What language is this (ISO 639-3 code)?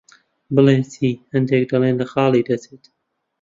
ckb